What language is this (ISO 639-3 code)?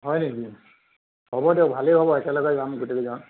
asm